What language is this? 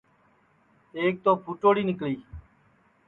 Sansi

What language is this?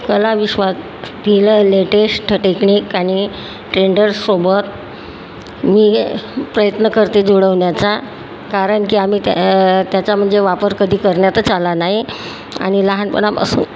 Marathi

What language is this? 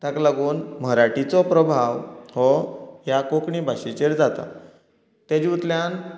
Konkani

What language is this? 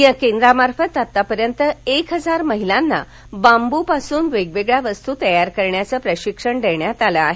Marathi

